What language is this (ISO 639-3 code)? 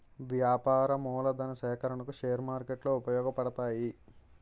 tel